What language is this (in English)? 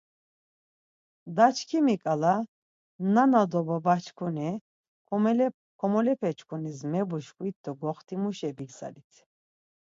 Laz